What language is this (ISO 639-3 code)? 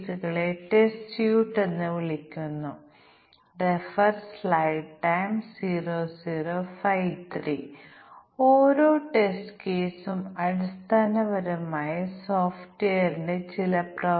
mal